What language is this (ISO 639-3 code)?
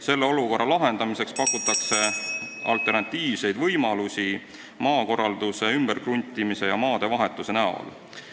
est